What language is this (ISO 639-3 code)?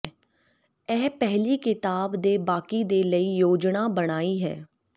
pan